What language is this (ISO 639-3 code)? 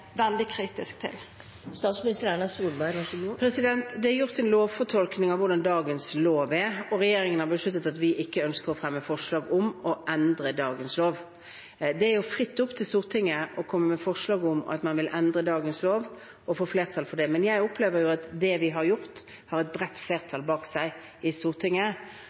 nor